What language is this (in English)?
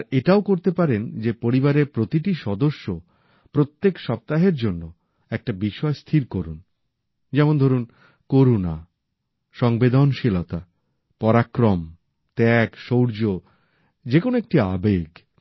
Bangla